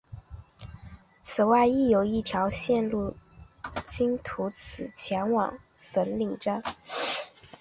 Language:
Chinese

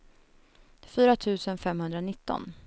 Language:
Swedish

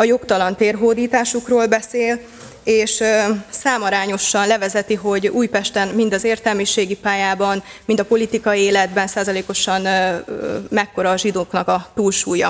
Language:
Hungarian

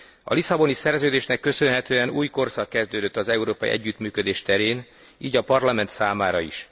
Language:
Hungarian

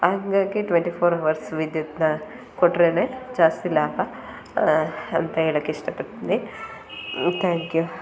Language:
Kannada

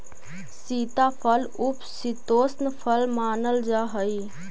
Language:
Magahi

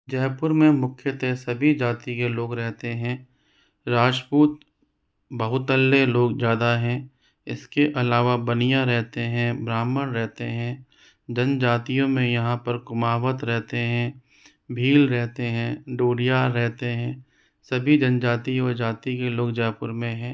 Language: Hindi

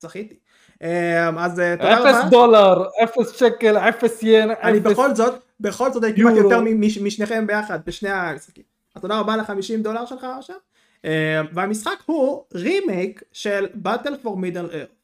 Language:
Hebrew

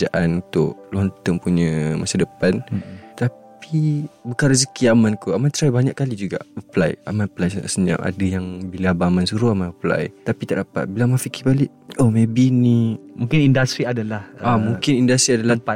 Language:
Malay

